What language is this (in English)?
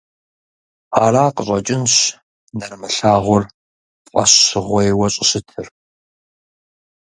Kabardian